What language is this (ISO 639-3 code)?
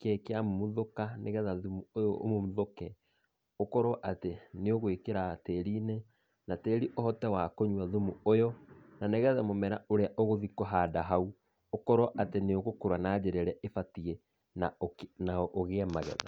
kik